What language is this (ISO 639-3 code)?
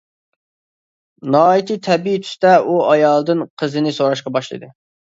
uig